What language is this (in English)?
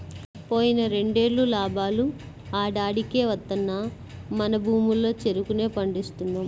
Telugu